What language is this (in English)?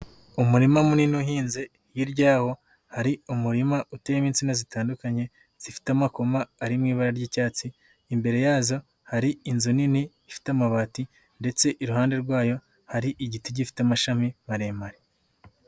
Kinyarwanda